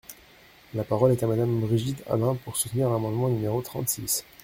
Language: French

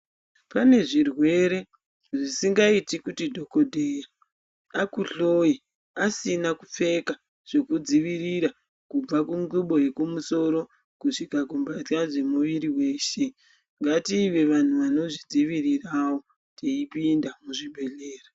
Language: Ndau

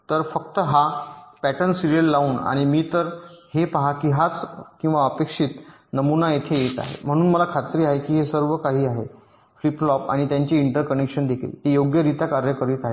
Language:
Marathi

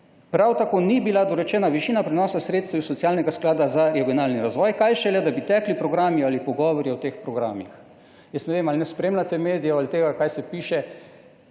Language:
Slovenian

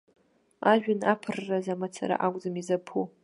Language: Abkhazian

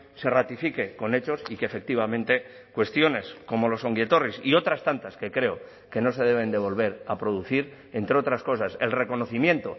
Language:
Spanish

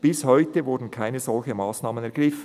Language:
Swiss German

